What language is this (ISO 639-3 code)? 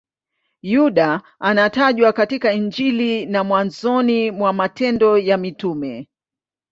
swa